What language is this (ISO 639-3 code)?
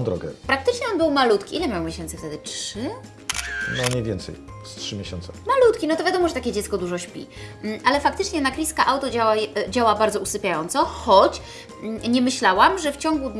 pol